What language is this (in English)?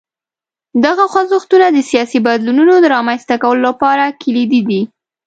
Pashto